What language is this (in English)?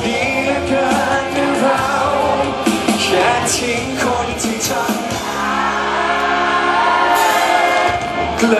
Thai